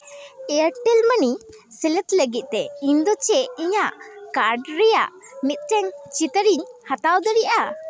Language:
Santali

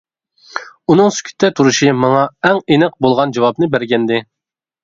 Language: Uyghur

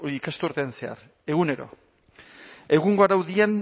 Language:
Basque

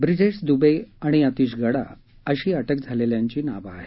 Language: Marathi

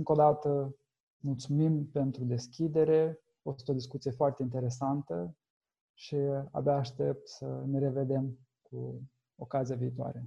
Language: Romanian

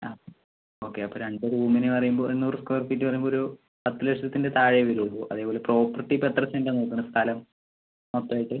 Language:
Malayalam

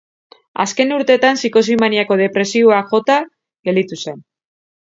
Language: Basque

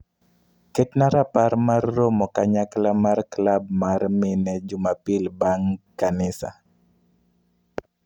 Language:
Luo (Kenya and Tanzania)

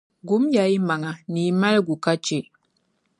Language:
Dagbani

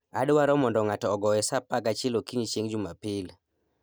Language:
Luo (Kenya and Tanzania)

